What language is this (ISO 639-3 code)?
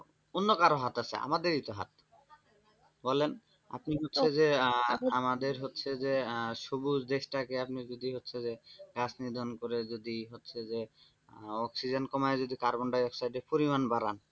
ben